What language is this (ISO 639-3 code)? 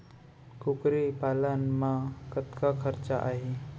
hne